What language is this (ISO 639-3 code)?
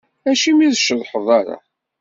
kab